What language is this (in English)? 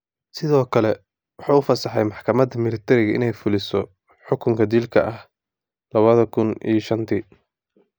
Somali